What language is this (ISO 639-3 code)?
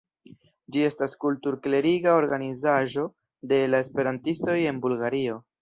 epo